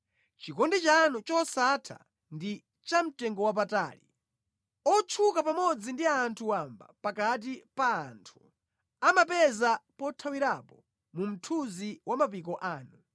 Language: Nyanja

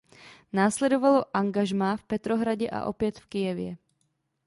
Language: Czech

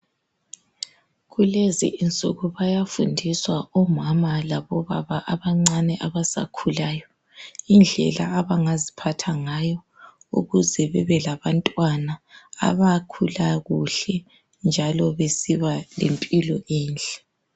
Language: North Ndebele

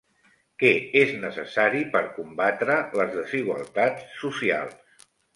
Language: Catalan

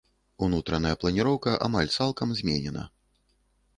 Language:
Belarusian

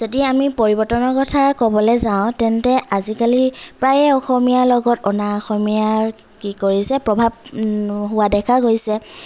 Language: Assamese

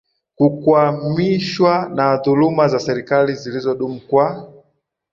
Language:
Swahili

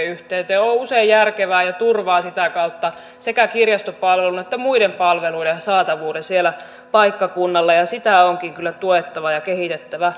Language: Finnish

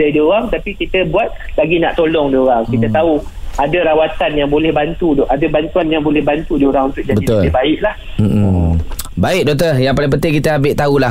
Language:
Malay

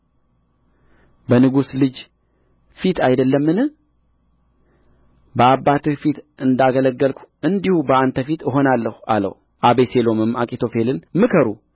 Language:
Amharic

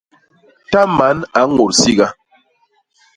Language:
Basaa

